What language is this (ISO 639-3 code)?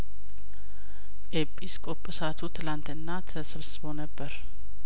amh